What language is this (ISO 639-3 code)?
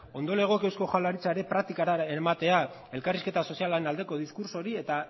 eus